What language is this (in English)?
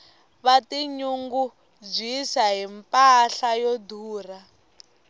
Tsonga